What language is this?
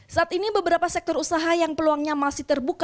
Indonesian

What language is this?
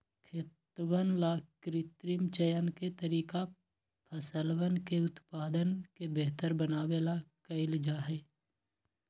Magahi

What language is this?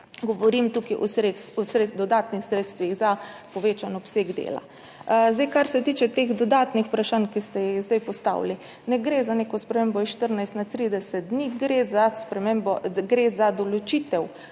Slovenian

